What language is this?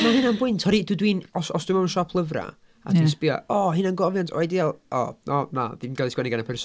Welsh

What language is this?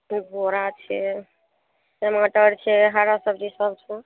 Maithili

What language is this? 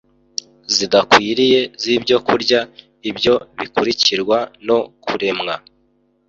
Kinyarwanda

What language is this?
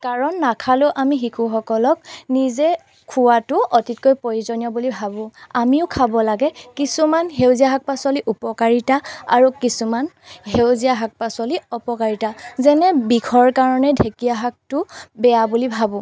Assamese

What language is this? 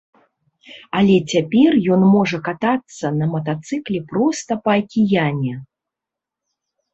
Belarusian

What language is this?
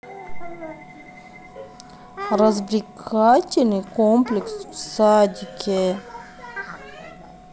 Russian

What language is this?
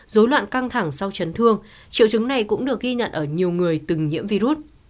Vietnamese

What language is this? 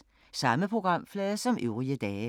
Danish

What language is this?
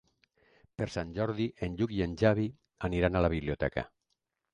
Catalan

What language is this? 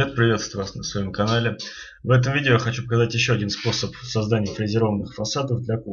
Russian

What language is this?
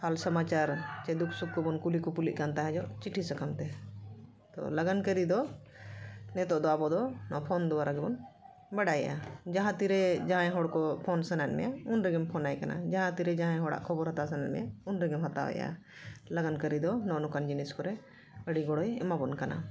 Santali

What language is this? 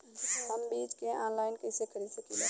Bhojpuri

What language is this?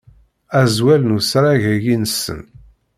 Kabyle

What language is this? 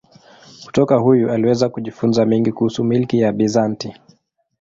Swahili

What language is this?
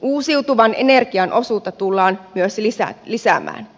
Finnish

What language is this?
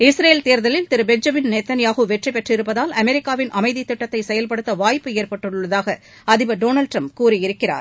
Tamil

